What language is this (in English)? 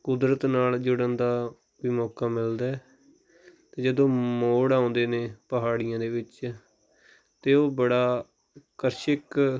Punjabi